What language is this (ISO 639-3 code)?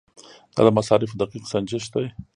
pus